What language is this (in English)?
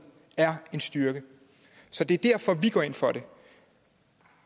Danish